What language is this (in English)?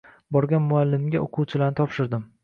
Uzbek